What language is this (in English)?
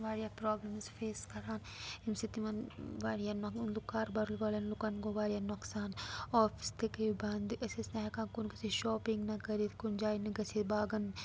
Kashmiri